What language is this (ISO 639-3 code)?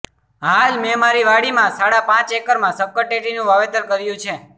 guj